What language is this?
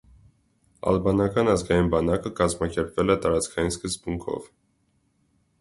Armenian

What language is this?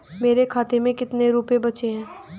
Hindi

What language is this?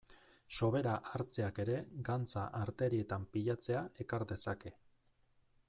Basque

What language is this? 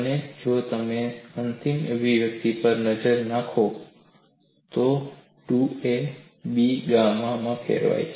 Gujarati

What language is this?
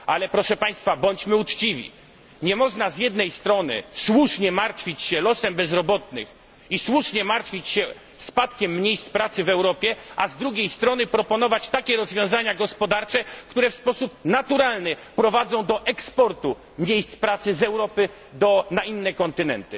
Polish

